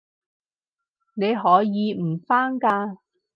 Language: Cantonese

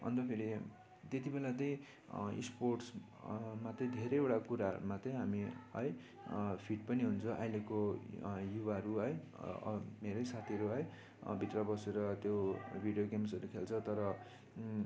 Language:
Nepali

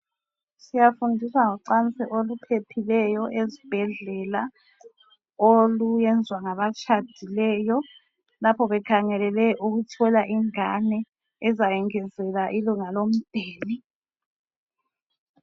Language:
North Ndebele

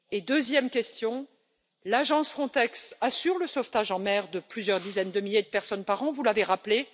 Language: French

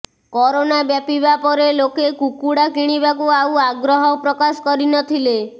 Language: Odia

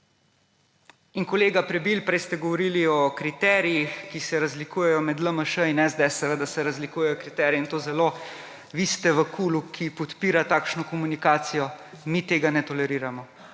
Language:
Slovenian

